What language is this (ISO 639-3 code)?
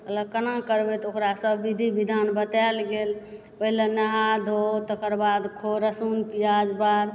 mai